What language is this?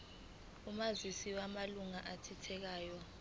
Zulu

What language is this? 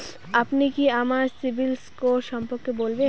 Bangla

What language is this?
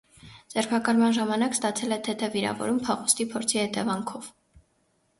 Armenian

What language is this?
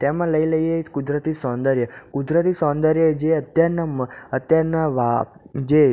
Gujarati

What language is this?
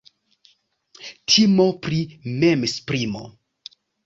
Esperanto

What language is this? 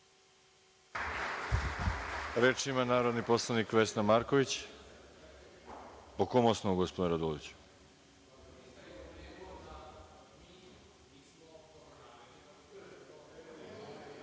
Serbian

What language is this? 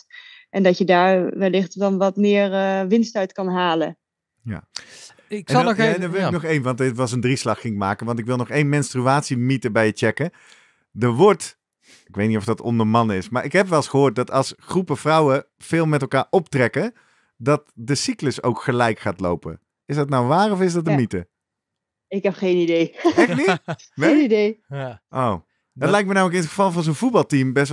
Dutch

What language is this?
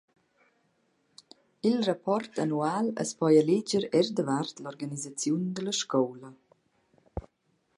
Romansh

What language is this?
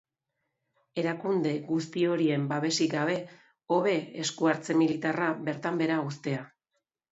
Basque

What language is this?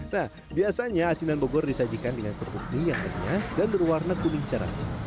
Indonesian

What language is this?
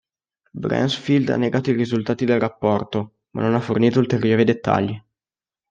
Italian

